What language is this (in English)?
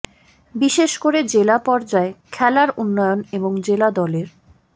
Bangla